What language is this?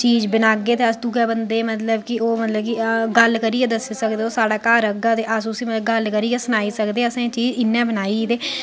Dogri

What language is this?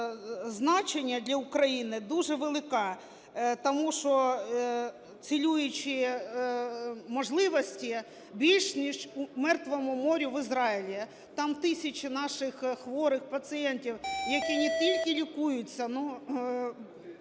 Ukrainian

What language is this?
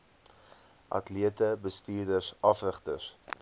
Afrikaans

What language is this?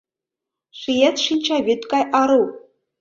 Mari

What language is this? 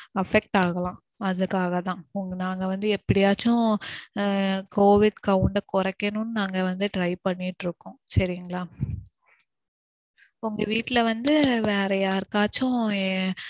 Tamil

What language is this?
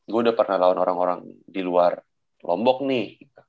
Indonesian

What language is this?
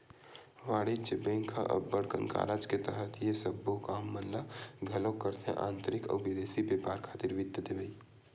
Chhattisgarhi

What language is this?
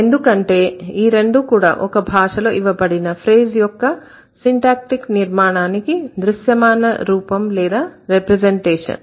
Telugu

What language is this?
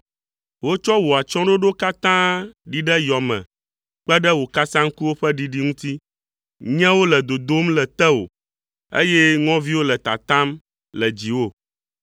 Ewe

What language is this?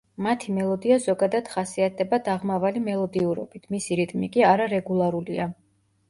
Georgian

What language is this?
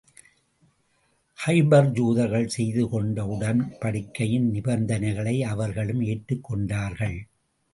Tamil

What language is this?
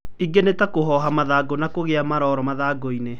Kikuyu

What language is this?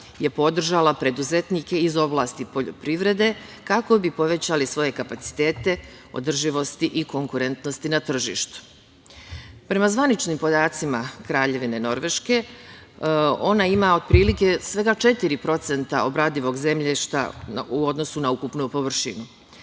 Serbian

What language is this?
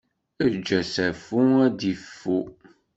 Kabyle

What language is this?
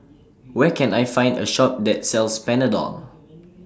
English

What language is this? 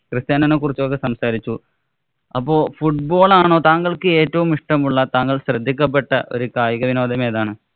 Malayalam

